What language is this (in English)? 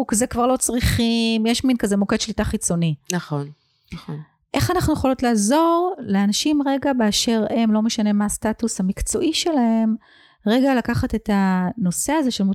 Hebrew